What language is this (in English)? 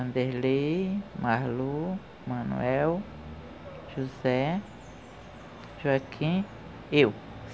Portuguese